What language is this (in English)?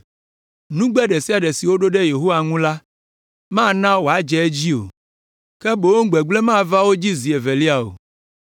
Ewe